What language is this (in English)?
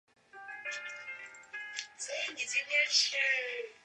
Chinese